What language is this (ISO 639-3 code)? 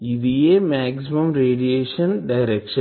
tel